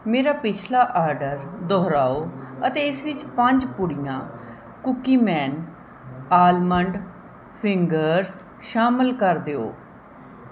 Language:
Punjabi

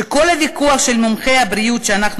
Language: Hebrew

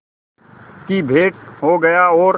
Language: Hindi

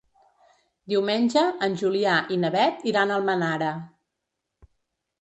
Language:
Catalan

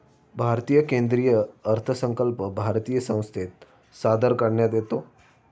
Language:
Marathi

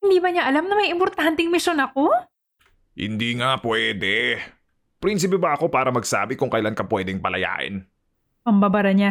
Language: Filipino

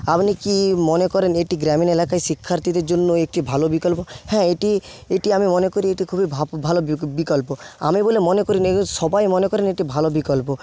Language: Bangla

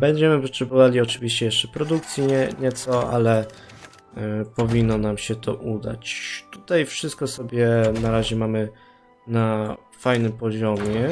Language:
Polish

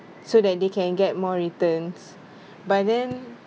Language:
English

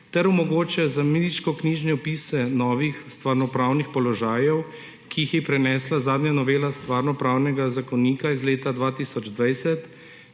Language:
Slovenian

